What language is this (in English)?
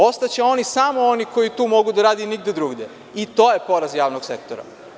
Serbian